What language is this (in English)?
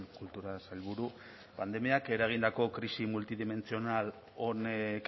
Basque